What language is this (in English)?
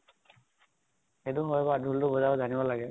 Assamese